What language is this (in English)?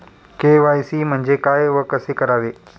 Marathi